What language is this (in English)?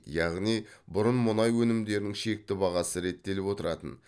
Kazakh